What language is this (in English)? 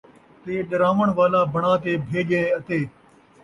Saraiki